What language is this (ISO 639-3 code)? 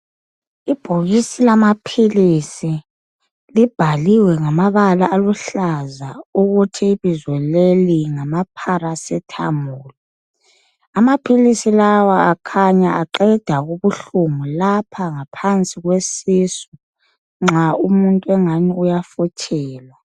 nde